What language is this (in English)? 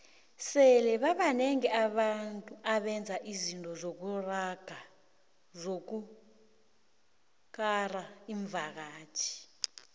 South Ndebele